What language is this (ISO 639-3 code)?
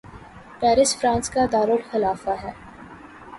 urd